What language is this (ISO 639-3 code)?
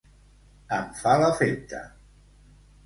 cat